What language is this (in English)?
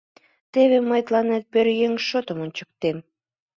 Mari